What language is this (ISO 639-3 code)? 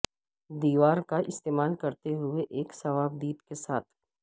urd